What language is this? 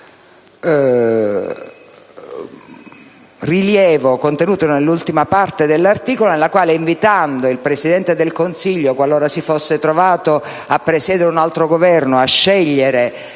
Italian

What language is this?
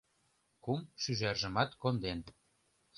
Mari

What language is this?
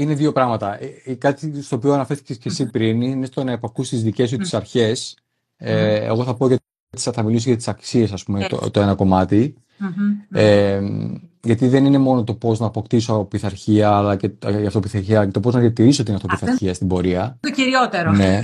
Greek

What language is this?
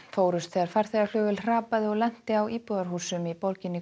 Icelandic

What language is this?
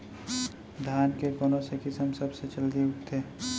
Chhattisgarhi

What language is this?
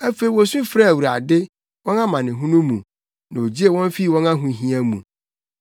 Akan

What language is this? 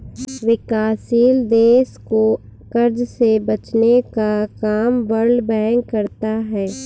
Hindi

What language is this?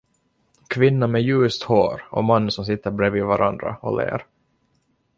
Swedish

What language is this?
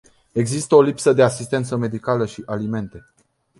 Romanian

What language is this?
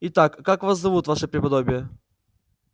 Russian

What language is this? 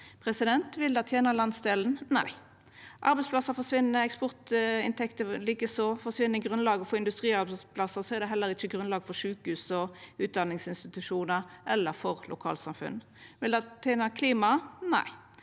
Norwegian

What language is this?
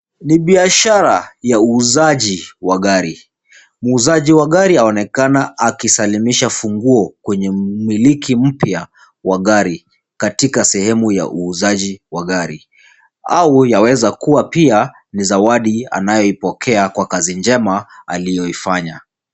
Swahili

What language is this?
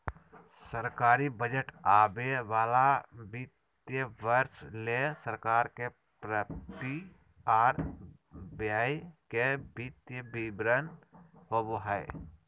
Magahi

